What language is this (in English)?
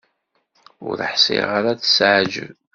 Kabyle